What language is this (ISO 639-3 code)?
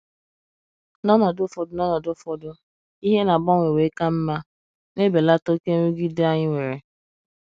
ibo